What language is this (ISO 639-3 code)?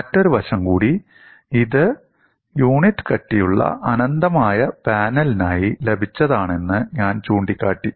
mal